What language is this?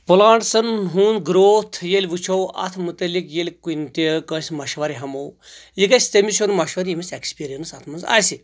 Kashmiri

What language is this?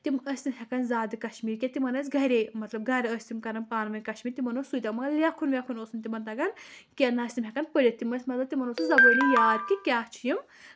Kashmiri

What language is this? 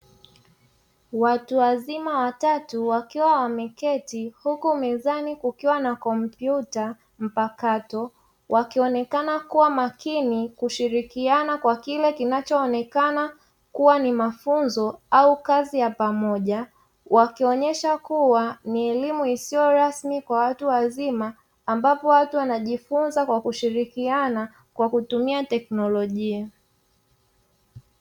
Swahili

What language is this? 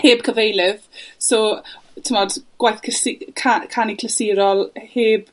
Welsh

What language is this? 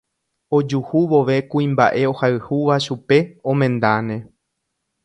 Guarani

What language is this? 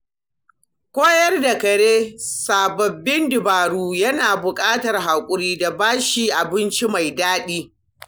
Hausa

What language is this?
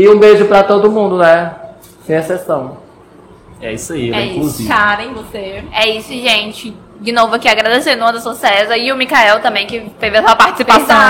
Portuguese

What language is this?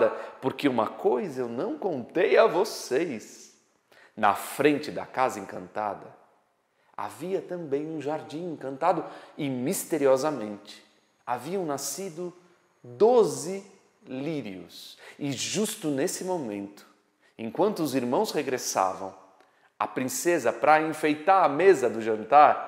Portuguese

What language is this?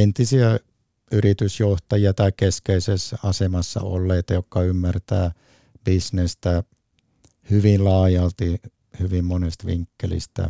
Finnish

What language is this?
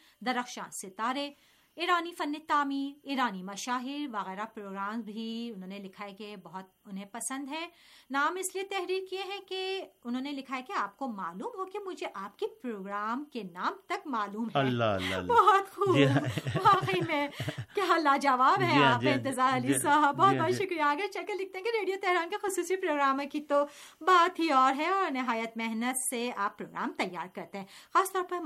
Urdu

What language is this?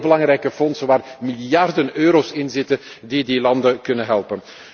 Dutch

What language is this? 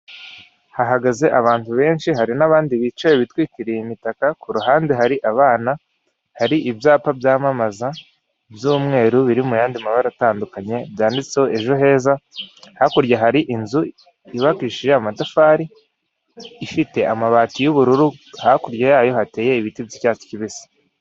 Kinyarwanda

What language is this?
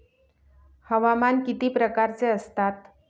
Marathi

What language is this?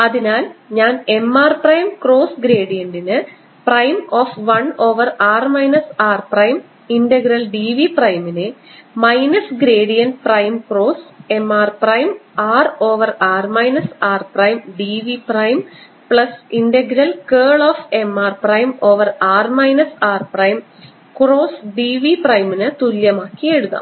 Malayalam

